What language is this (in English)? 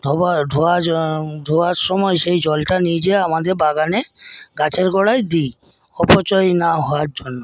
Bangla